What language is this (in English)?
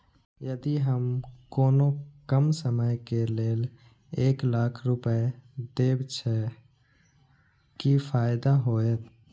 Maithili